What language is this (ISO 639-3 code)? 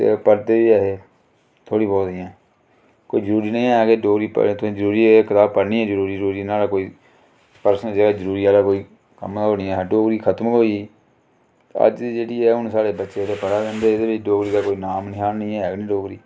doi